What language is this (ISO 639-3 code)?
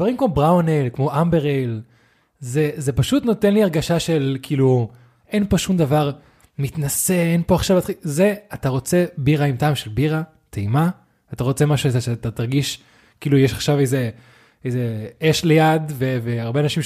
heb